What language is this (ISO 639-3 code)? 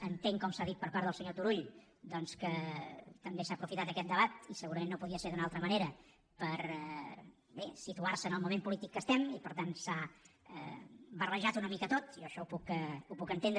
cat